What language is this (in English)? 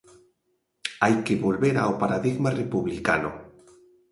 Galician